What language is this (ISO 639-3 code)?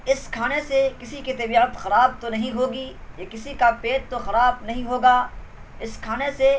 urd